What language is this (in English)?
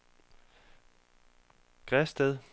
Danish